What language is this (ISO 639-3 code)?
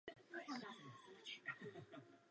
ces